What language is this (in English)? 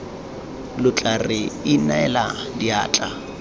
Tswana